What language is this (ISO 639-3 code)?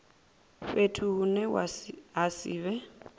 ven